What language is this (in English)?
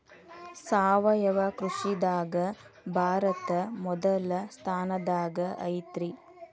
Kannada